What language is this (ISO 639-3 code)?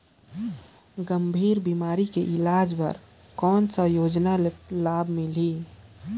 hne